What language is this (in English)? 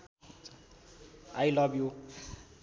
Nepali